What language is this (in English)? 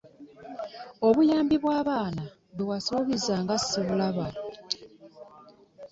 Ganda